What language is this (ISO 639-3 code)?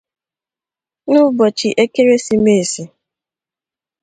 ibo